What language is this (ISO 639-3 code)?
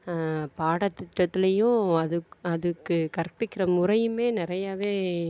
tam